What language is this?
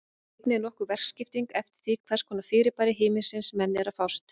Icelandic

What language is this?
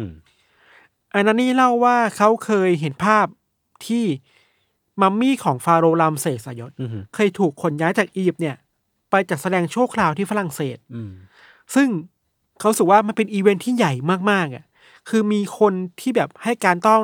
Thai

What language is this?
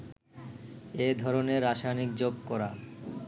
Bangla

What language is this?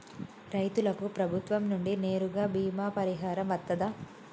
Telugu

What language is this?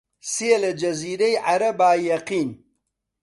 Central Kurdish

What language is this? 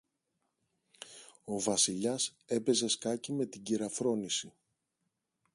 Greek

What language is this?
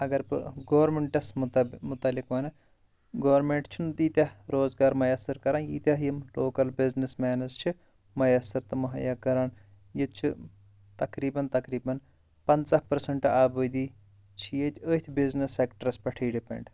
Kashmiri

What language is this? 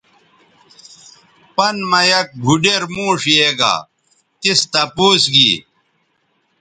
Bateri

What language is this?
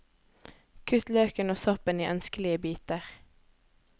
Norwegian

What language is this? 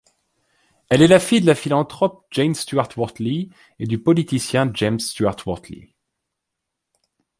French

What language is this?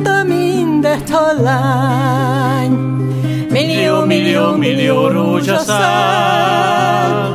Hungarian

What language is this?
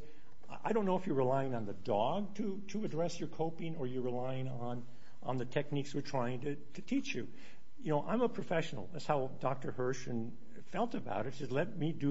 English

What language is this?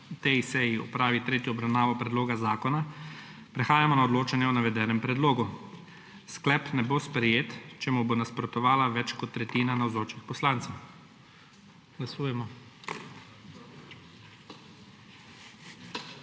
Slovenian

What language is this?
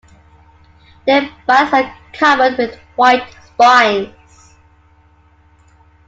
English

